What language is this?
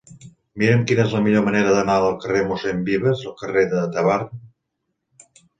Catalan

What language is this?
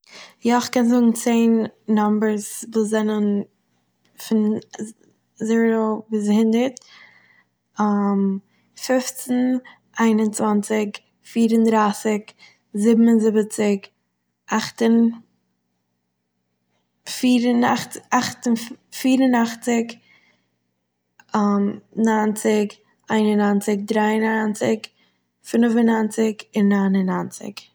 Yiddish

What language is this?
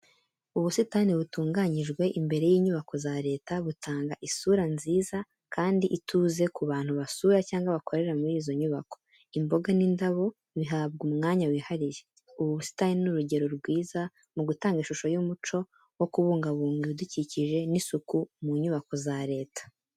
Kinyarwanda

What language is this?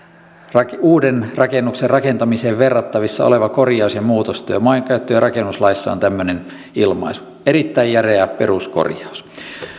Finnish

